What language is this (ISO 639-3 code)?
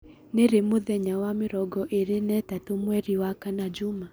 kik